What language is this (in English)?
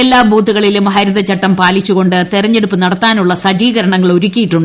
Malayalam